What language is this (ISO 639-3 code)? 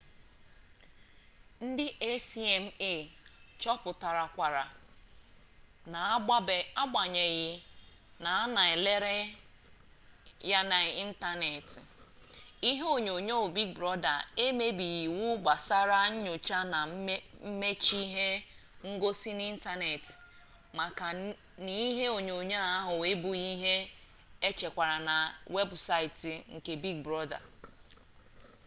ibo